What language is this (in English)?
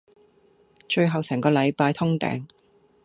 Cantonese